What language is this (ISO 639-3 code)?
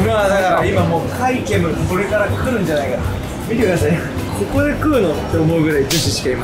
jpn